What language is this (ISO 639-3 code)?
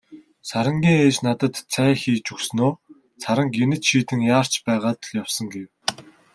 mon